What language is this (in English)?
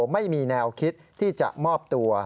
Thai